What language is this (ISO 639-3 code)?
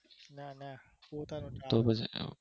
guj